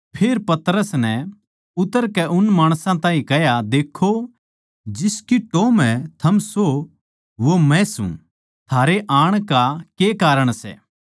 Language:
Haryanvi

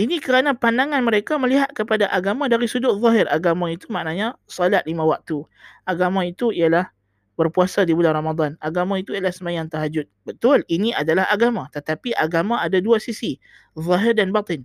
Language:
Malay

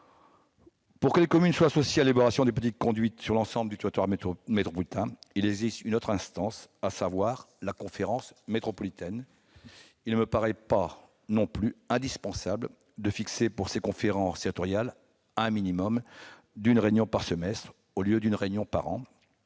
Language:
French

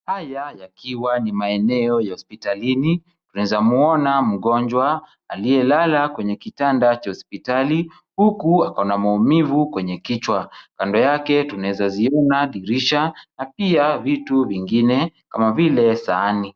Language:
Swahili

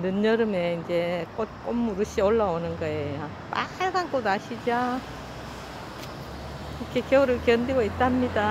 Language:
Korean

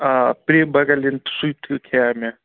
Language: Kashmiri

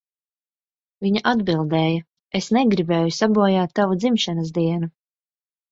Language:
Latvian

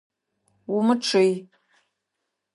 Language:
Adyghe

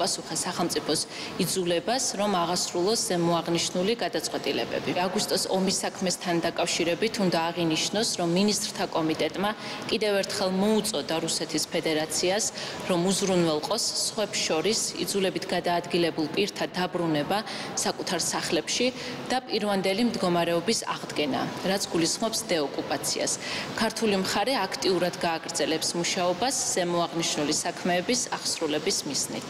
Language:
Romanian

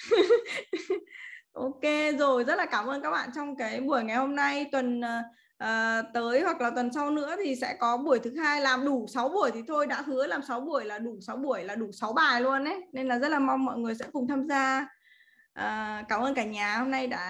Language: Vietnamese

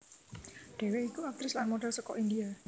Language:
Javanese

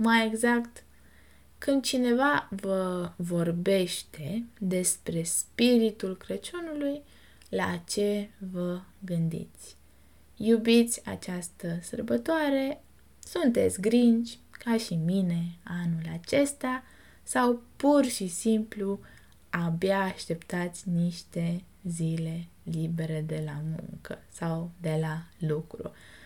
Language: Romanian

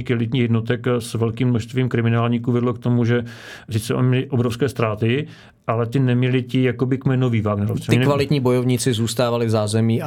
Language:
Czech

